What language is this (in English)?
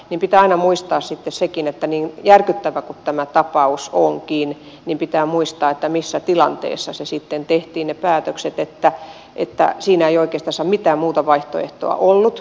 Finnish